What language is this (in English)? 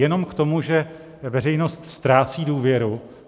Czech